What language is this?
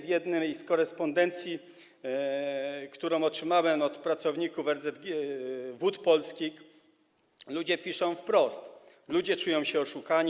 Polish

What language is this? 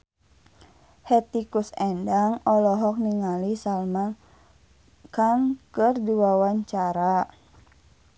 Sundanese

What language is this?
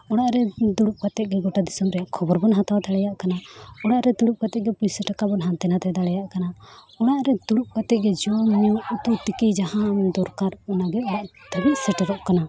Santali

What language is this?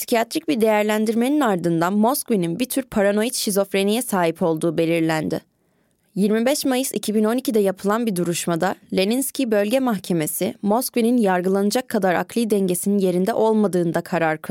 Turkish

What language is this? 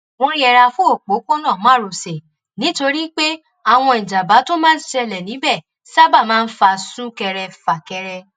Yoruba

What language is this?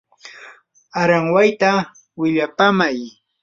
Yanahuanca Pasco Quechua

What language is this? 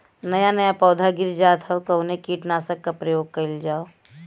Bhojpuri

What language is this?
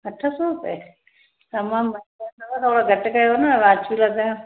Sindhi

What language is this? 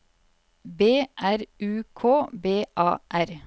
Norwegian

